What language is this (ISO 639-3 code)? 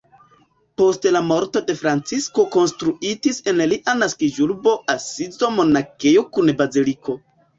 epo